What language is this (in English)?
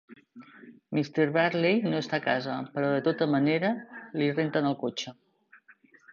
Catalan